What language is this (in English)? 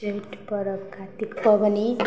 Maithili